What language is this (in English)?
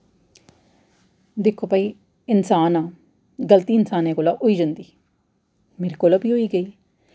Dogri